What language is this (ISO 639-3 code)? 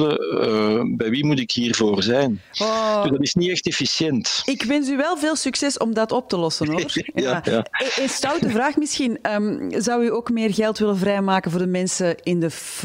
nld